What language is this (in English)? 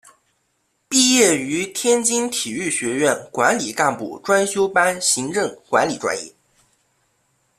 Chinese